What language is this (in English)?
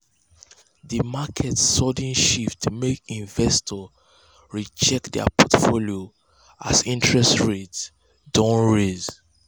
Nigerian Pidgin